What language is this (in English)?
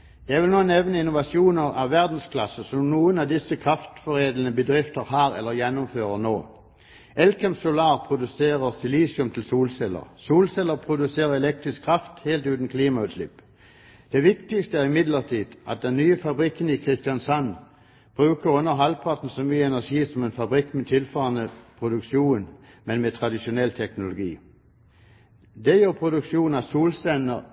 Norwegian Bokmål